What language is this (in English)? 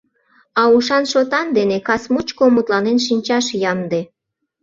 Mari